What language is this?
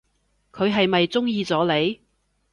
Cantonese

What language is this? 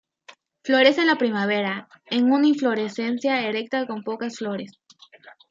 Spanish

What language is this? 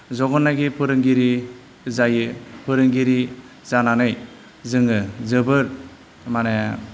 Bodo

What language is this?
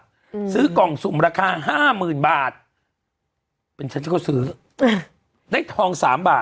Thai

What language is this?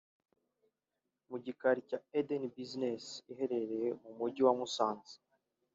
Kinyarwanda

